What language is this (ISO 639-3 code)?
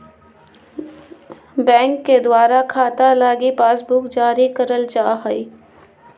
mag